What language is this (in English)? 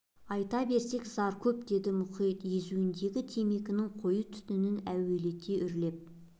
Kazakh